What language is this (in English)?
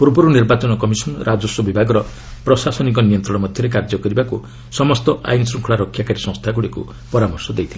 Odia